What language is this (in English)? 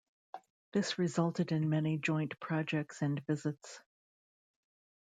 English